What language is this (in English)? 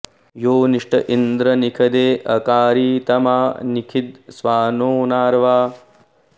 Sanskrit